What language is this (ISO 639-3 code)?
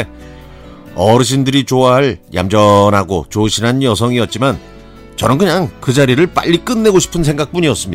kor